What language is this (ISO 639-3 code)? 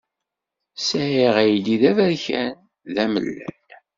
kab